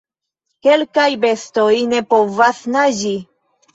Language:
Esperanto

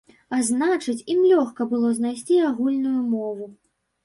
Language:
Belarusian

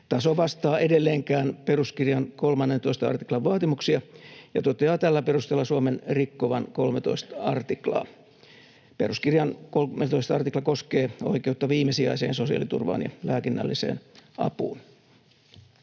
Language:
Finnish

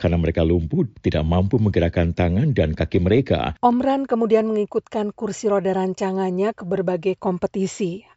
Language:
Indonesian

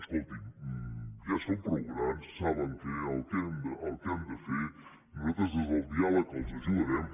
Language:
Catalan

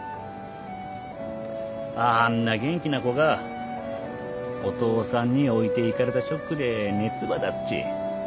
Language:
Japanese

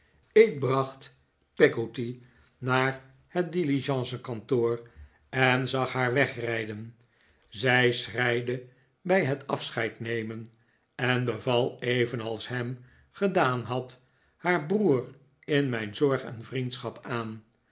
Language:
Dutch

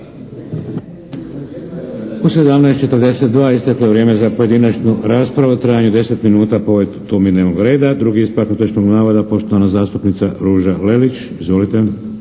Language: Croatian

